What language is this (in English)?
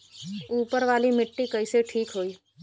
Bhojpuri